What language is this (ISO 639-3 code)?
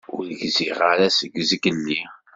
kab